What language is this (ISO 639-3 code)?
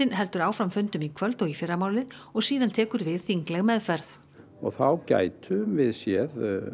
isl